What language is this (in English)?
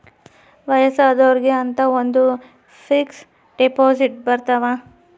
Kannada